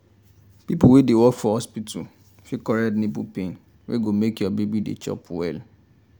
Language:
Nigerian Pidgin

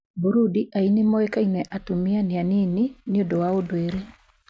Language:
Kikuyu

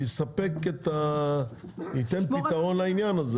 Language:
Hebrew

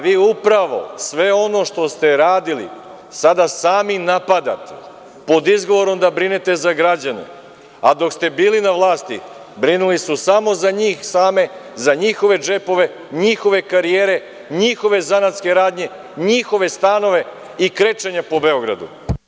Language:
Serbian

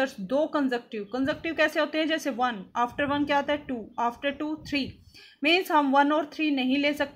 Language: Hindi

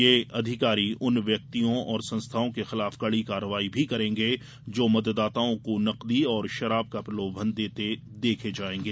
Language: Hindi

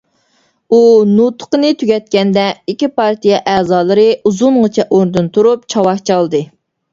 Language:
Uyghur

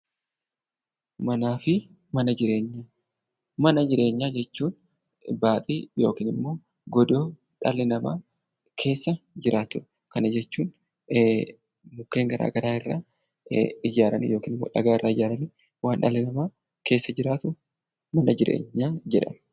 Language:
Oromo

